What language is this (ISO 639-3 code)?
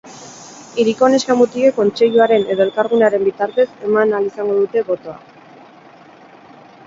eus